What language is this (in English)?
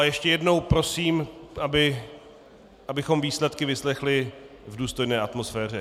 Czech